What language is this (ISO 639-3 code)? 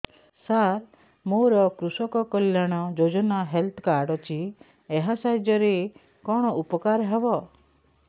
ori